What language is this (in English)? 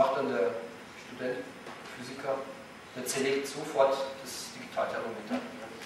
German